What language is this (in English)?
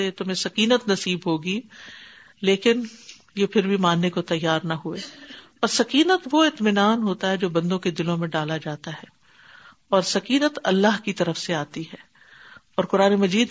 Urdu